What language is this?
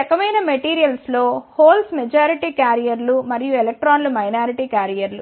Telugu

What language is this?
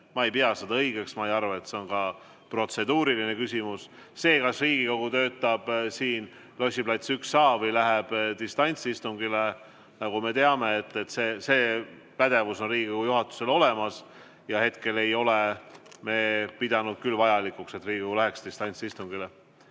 Estonian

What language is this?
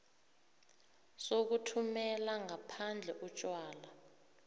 South Ndebele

